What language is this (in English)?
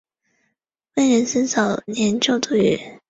Chinese